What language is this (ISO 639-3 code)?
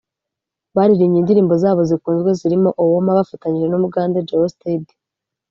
kin